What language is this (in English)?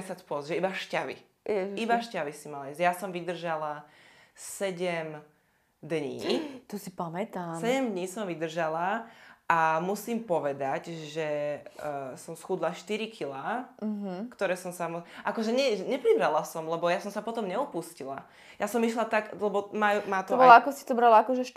Slovak